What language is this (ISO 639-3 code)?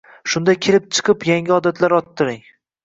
uzb